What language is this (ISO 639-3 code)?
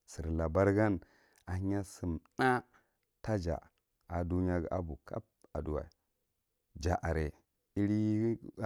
mrt